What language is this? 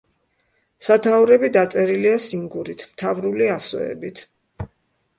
Georgian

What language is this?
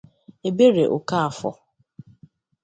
Igbo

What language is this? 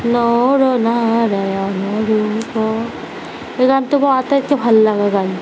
Assamese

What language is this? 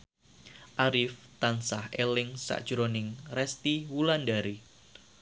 Javanese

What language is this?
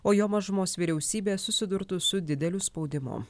Lithuanian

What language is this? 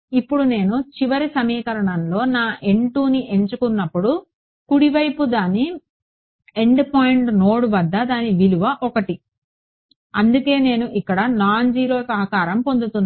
Telugu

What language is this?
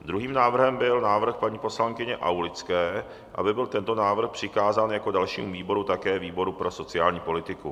Czech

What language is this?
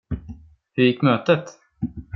Swedish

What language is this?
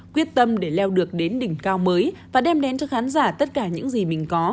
Vietnamese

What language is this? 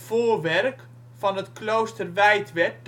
Dutch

